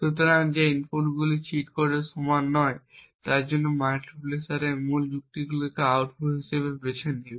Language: Bangla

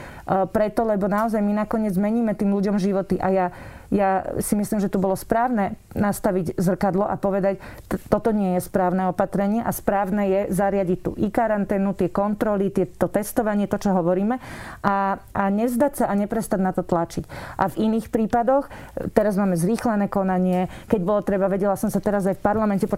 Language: Slovak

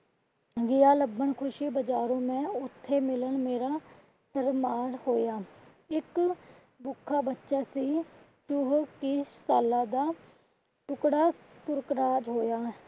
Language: Punjabi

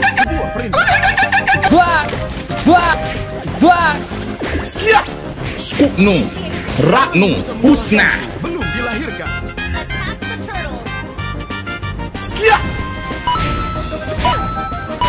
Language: Indonesian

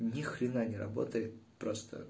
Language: Russian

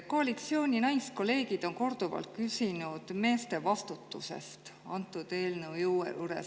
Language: Estonian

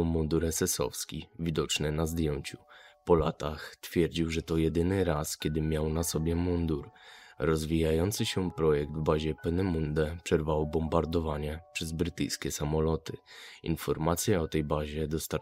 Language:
Polish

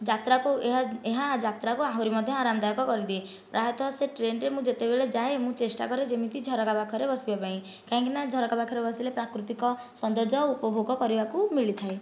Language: Odia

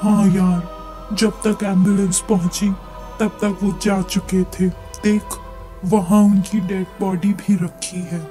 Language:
Hindi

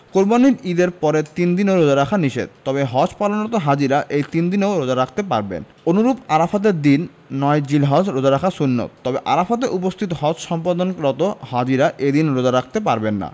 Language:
Bangla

